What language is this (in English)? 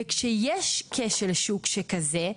Hebrew